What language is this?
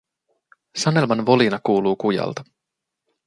Finnish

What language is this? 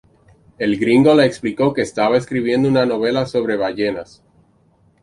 Spanish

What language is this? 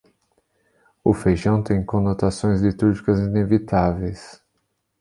Portuguese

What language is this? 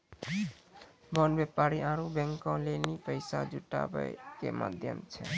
Maithili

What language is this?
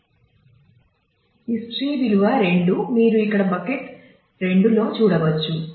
Telugu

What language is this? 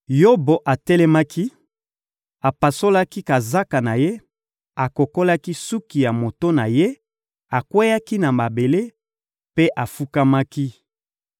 Lingala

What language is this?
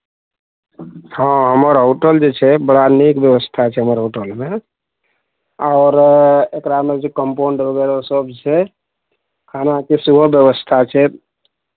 Maithili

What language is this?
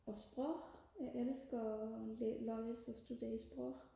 Danish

